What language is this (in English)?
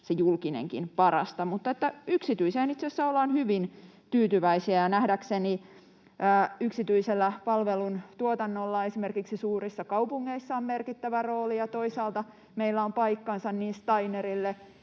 Finnish